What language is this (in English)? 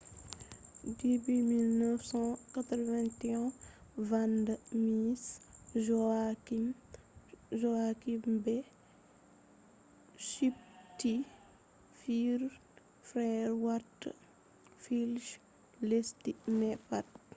Fula